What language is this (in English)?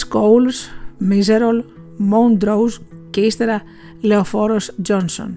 Greek